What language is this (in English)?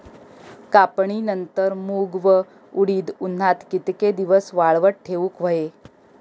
Marathi